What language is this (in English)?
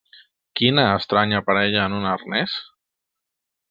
Catalan